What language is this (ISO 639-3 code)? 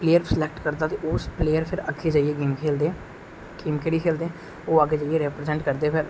doi